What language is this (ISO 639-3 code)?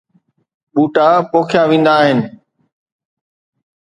snd